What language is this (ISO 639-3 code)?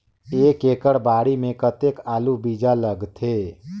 hne